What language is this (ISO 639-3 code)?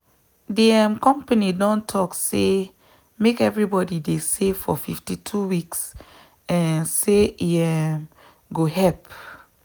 pcm